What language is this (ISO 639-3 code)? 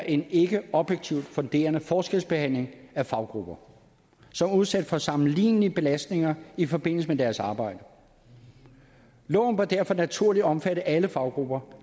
dan